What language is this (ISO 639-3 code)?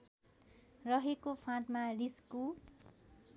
nep